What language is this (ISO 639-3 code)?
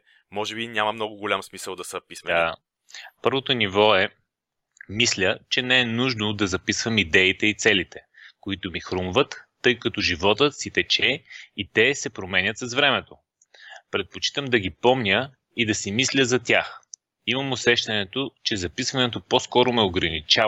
bul